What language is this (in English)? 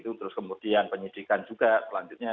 Indonesian